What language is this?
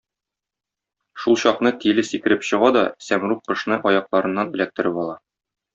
Tatar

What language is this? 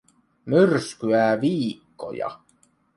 Finnish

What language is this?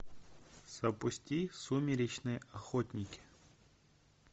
Russian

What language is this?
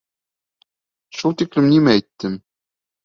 Bashkir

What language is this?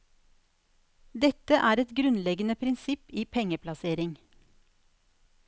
Norwegian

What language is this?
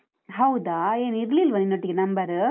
Kannada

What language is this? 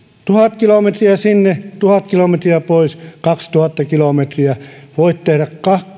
Finnish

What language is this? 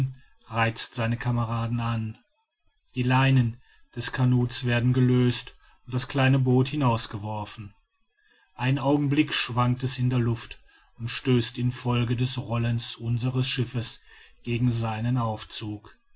German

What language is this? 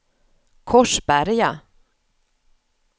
Swedish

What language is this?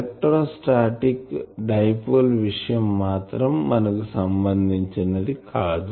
Telugu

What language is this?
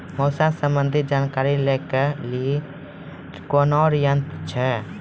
Maithili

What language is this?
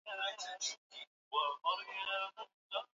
Swahili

